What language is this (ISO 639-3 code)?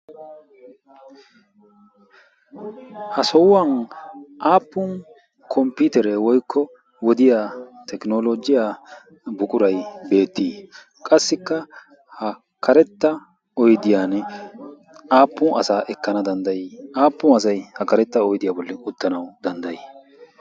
wal